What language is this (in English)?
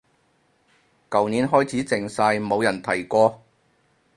Cantonese